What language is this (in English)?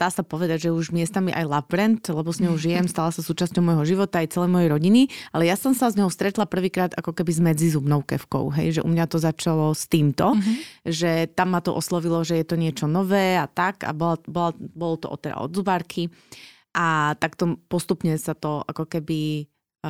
Slovak